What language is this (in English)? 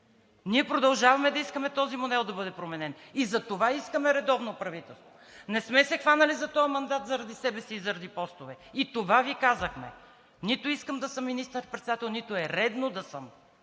Bulgarian